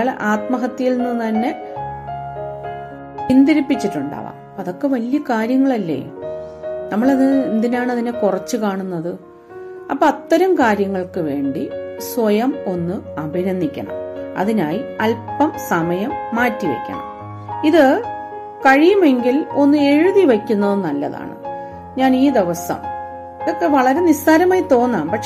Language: Malayalam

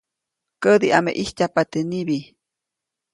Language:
Copainalá Zoque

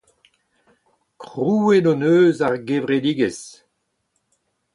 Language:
Breton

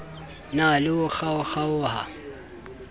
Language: Southern Sotho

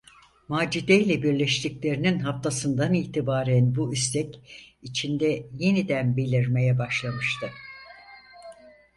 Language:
Turkish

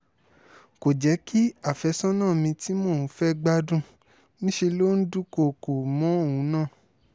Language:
Yoruba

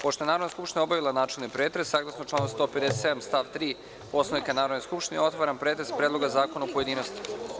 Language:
Serbian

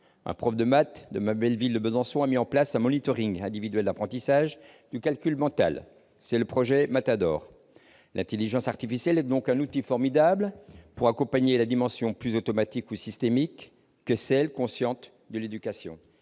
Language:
French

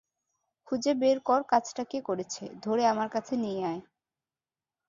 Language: Bangla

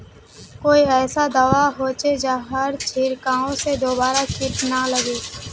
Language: Magahi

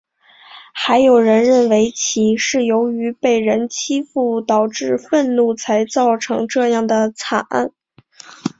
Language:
Chinese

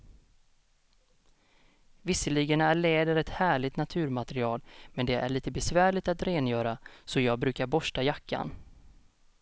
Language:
Swedish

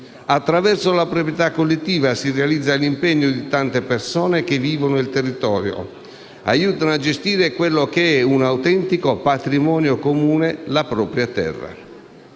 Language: Italian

